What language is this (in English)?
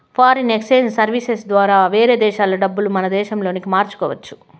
Telugu